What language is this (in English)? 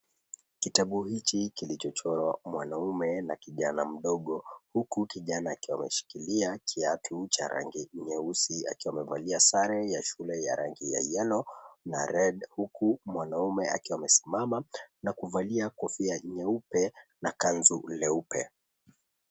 Swahili